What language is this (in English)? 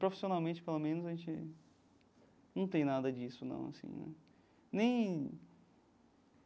Portuguese